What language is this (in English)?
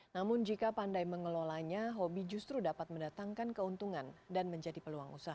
Indonesian